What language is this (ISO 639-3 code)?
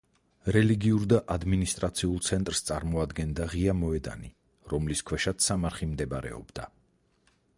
kat